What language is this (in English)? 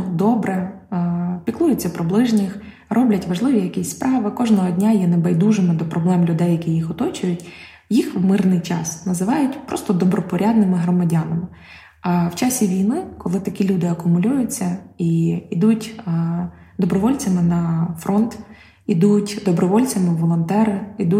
Ukrainian